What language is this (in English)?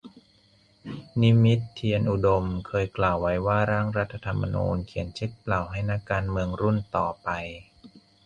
Thai